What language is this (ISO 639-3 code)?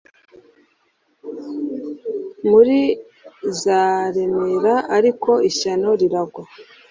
kin